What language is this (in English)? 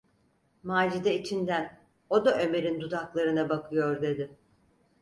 Turkish